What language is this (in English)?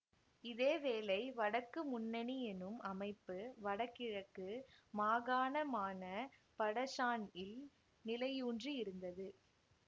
Tamil